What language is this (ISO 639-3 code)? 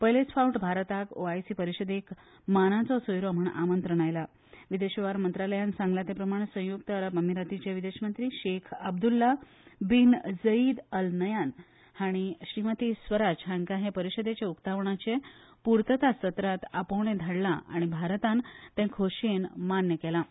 kok